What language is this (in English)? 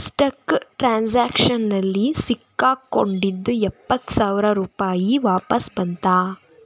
Kannada